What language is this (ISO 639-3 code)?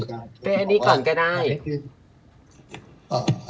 tha